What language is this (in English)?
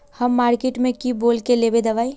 Magahi